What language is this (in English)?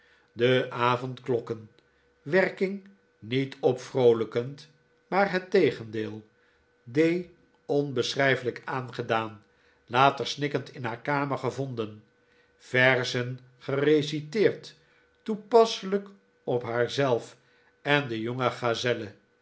Dutch